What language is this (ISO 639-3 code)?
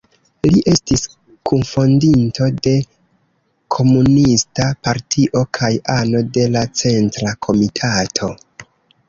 epo